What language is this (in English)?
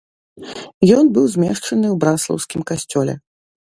Belarusian